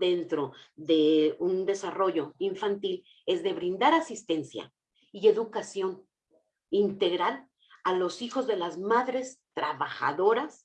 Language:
Spanish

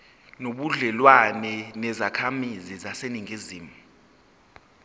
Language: Zulu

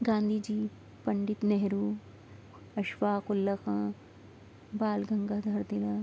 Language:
Urdu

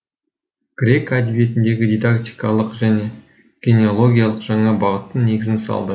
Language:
Kazakh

